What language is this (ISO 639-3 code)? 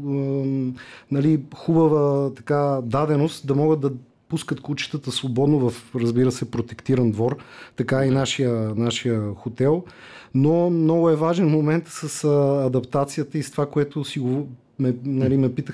bul